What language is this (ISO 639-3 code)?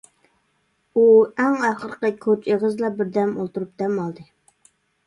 uig